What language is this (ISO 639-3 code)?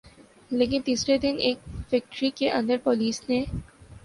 urd